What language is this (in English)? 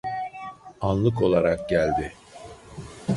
Turkish